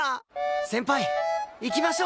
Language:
Japanese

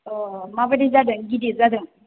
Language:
Bodo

